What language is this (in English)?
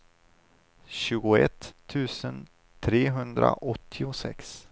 Swedish